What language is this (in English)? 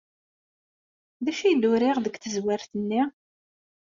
Kabyle